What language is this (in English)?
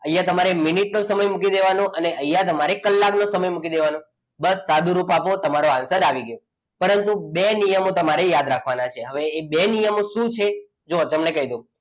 Gujarati